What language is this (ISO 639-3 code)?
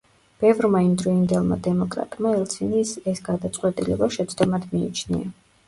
kat